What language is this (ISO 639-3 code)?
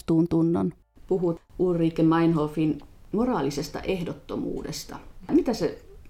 fin